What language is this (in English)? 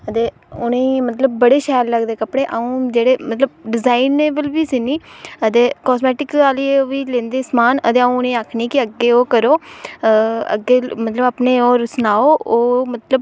Dogri